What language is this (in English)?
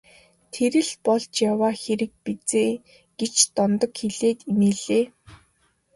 Mongolian